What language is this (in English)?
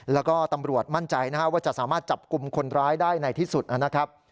Thai